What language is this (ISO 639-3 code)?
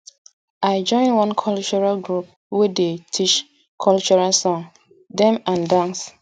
pcm